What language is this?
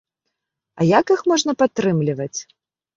Belarusian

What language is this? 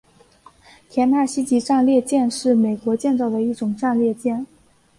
Chinese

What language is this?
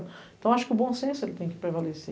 Portuguese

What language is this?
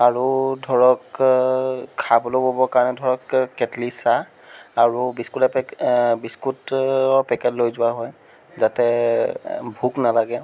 Assamese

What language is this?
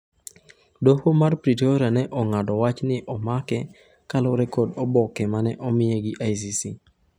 Luo (Kenya and Tanzania)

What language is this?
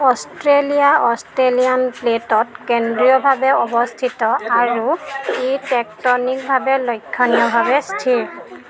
Assamese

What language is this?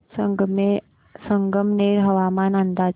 Marathi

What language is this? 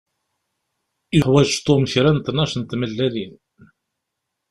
Kabyle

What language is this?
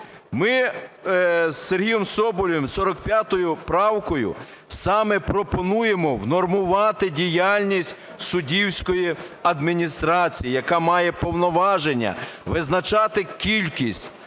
Ukrainian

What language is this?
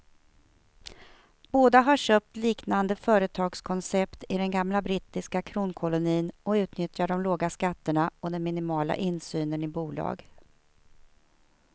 Swedish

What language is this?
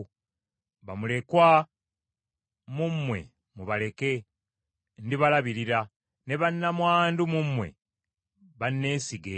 Ganda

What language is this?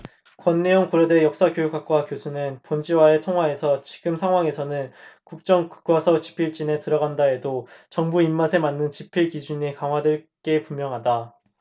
Korean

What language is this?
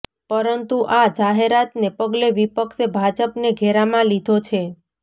Gujarati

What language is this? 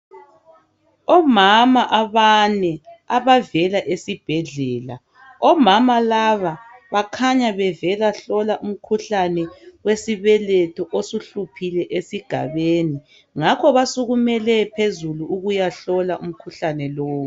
North Ndebele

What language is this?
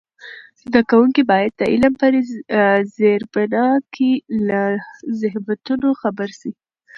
Pashto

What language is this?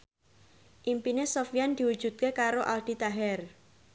Javanese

